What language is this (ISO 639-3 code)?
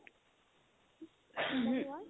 asm